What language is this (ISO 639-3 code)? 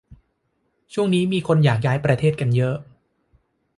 tha